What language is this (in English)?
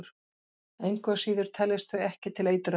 Icelandic